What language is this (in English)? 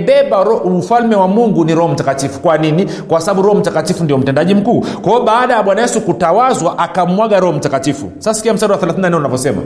Swahili